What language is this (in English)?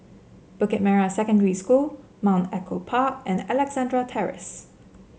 English